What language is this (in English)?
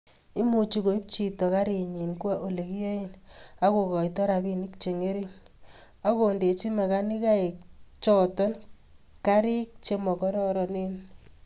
Kalenjin